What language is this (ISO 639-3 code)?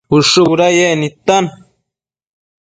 mcf